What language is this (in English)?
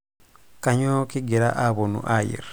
Masai